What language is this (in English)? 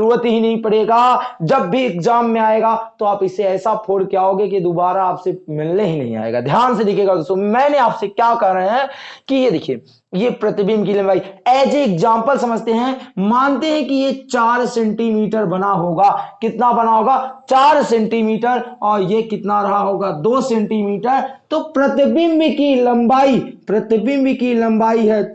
Hindi